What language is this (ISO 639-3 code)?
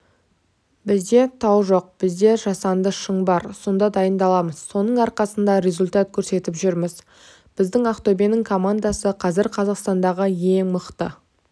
kaz